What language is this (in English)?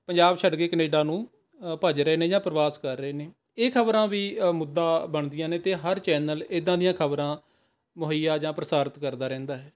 Punjabi